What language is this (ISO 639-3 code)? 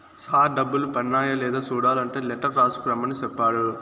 tel